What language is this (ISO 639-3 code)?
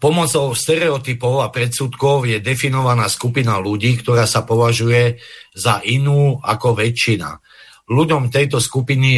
slk